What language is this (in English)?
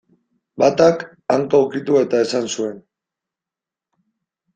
Basque